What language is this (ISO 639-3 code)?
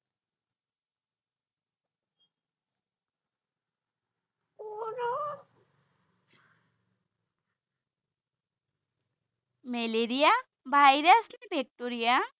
asm